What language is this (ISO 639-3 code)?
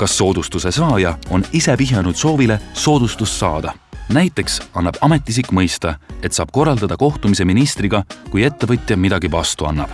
est